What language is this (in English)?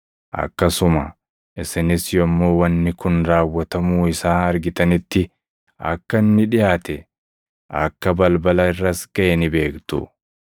Oromo